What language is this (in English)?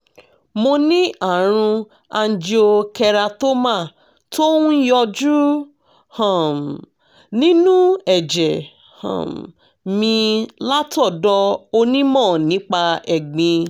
Yoruba